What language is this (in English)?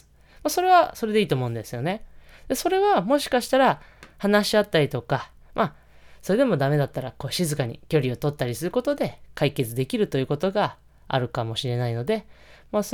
Japanese